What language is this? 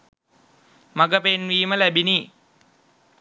Sinhala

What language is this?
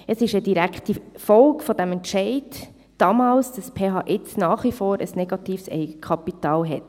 Swiss German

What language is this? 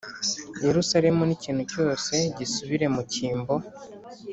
Kinyarwanda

